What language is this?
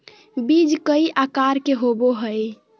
Magahi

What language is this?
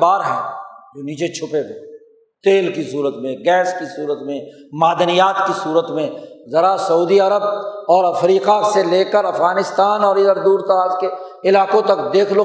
Urdu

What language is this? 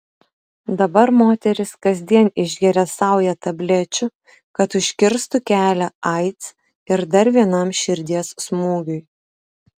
Lithuanian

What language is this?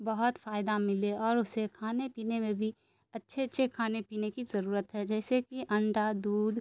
Urdu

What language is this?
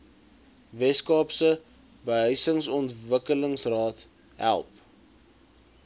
Afrikaans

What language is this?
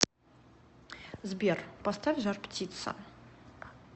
Russian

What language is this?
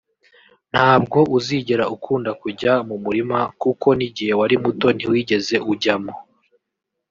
Kinyarwanda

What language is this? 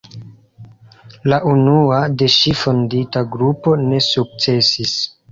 Esperanto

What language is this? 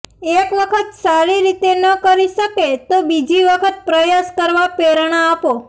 Gujarati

